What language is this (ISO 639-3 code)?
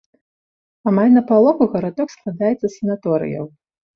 bel